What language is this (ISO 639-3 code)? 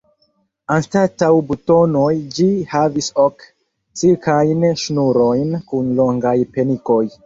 epo